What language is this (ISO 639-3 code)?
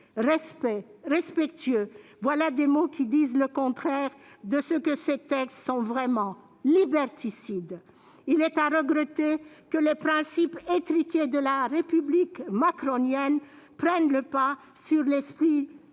fra